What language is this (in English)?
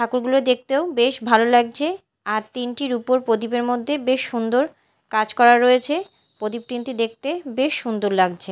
Bangla